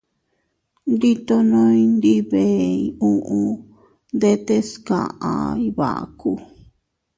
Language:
Teutila Cuicatec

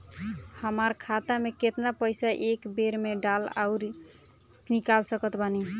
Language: Bhojpuri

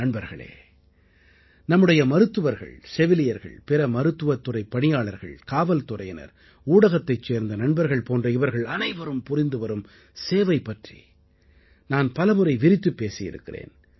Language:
Tamil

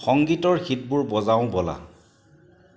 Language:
Assamese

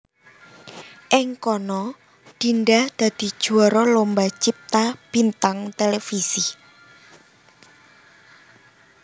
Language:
Javanese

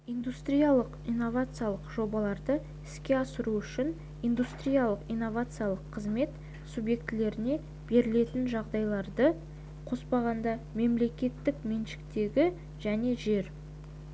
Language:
Kazakh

